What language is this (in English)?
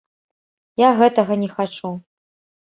Belarusian